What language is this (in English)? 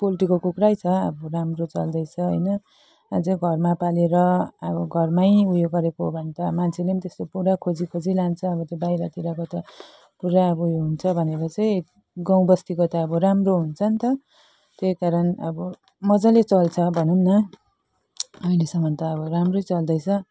Nepali